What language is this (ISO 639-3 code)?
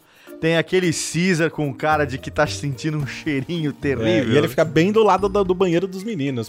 por